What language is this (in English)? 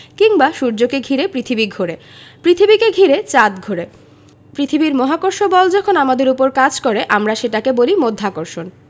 Bangla